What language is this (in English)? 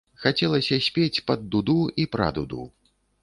Belarusian